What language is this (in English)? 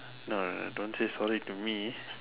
English